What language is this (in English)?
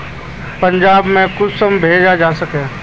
Magahi